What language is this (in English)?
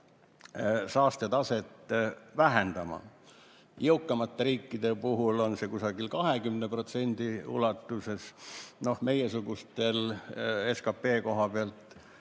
Estonian